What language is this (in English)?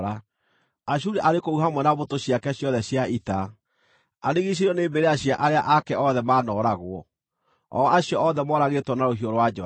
Kikuyu